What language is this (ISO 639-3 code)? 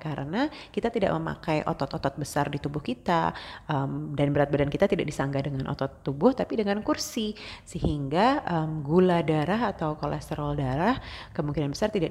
ind